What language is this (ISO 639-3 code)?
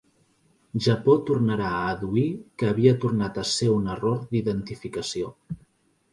cat